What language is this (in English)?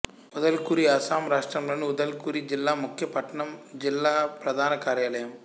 Telugu